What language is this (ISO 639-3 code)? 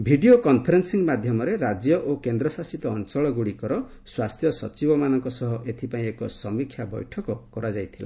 ori